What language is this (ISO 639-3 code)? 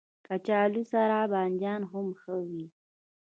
pus